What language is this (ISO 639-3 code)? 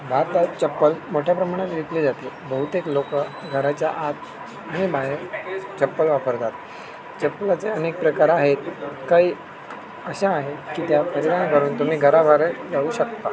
mar